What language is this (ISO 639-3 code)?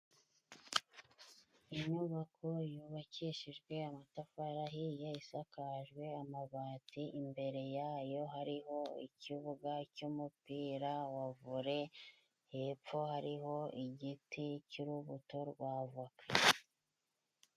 kin